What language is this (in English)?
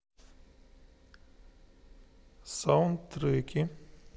Russian